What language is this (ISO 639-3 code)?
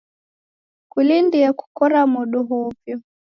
dav